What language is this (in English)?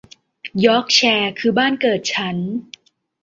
Thai